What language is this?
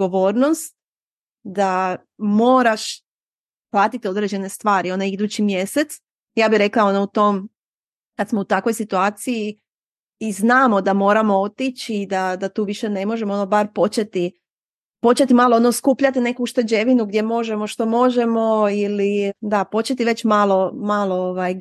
Croatian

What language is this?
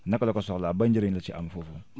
Wolof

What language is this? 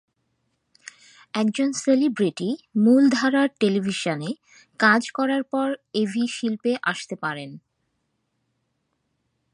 Bangla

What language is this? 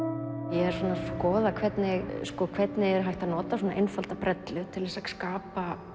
Icelandic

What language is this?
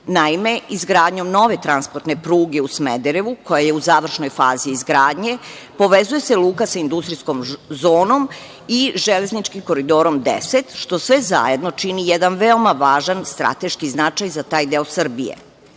Serbian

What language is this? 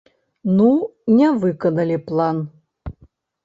Belarusian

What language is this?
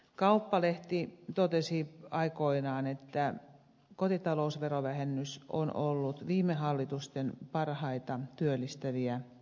Finnish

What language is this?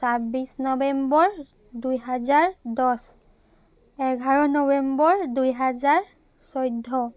Assamese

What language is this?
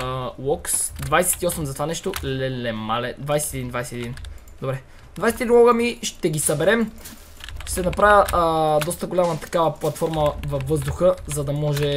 Bulgarian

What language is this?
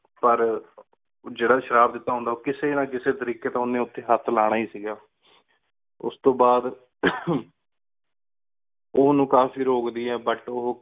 Punjabi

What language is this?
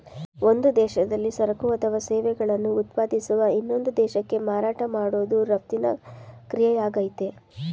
Kannada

